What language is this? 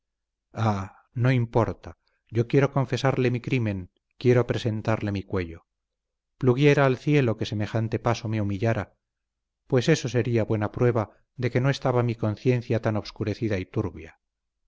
Spanish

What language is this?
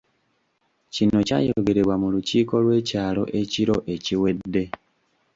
Ganda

